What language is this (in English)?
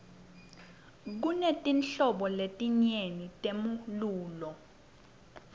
Swati